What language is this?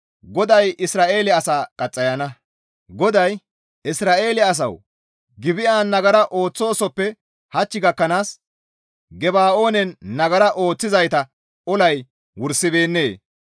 Gamo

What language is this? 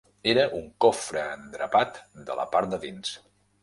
Catalan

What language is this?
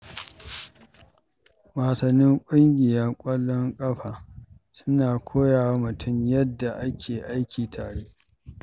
Hausa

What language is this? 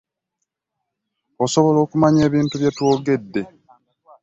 Ganda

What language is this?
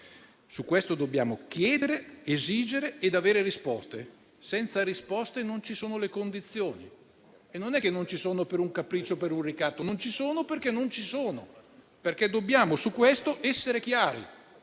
Italian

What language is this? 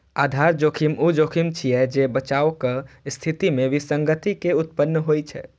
Maithili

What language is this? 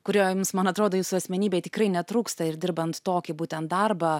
Lithuanian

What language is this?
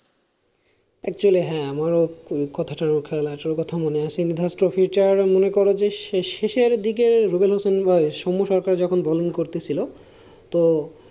Bangla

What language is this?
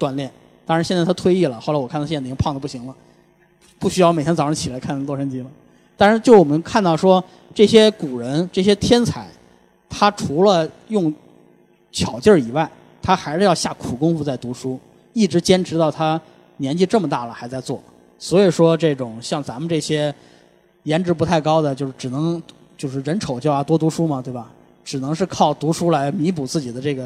Chinese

